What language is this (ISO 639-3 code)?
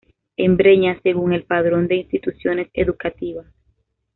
spa